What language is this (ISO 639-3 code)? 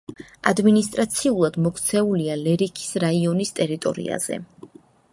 kat